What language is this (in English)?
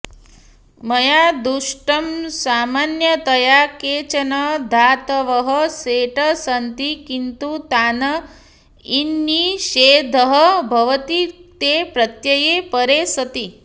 Sanskrit